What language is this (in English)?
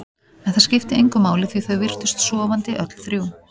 Icelandic